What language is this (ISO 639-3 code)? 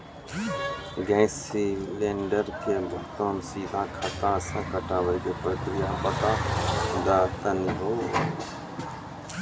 mai